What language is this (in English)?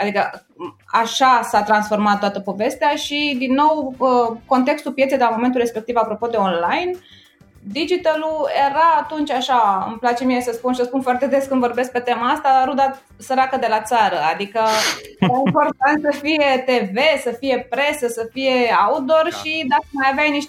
Romanian